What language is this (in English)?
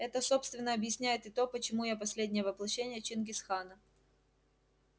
Russian